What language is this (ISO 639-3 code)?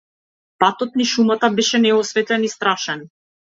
mkd